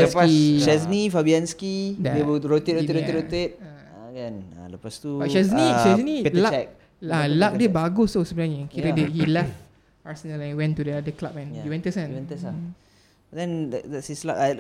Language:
Malay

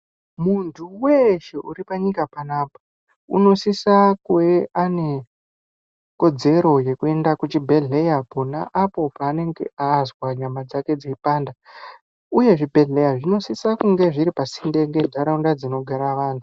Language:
Ndau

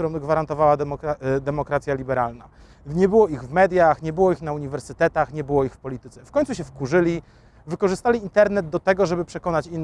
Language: Polish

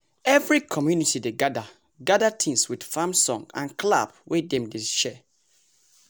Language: Nigerian Pidgin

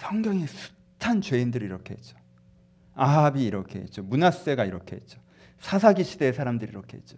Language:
Korean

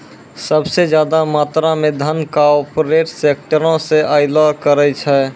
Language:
Maithili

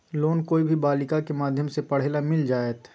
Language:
Magahi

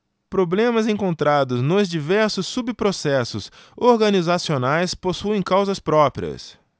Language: Portuguese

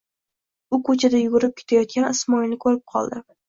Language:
Uzbek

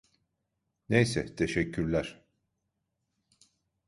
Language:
Turkish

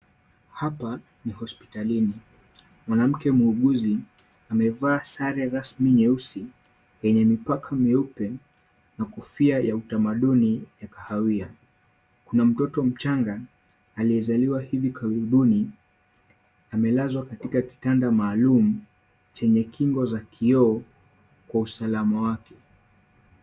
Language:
Swahili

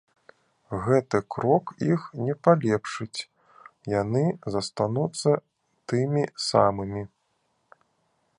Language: Belarusian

